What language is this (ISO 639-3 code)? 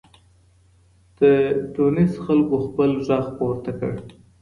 pus